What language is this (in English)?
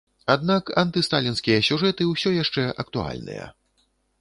Belarusian